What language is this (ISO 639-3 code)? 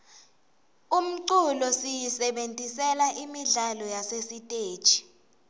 ssw